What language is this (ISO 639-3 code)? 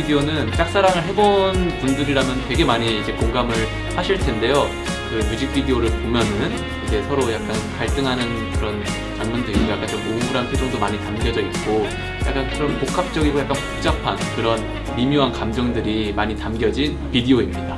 kor